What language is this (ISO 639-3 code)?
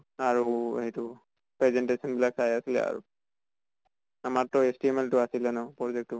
asm